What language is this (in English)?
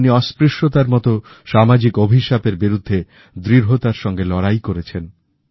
Bangla